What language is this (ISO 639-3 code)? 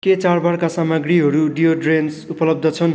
nep